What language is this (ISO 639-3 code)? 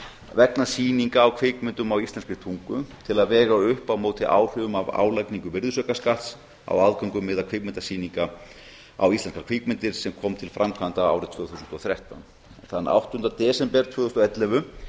isl